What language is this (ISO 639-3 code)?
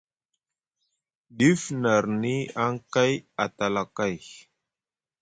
mug